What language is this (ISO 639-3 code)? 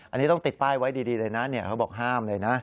tha